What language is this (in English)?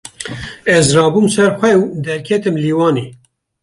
Kurdish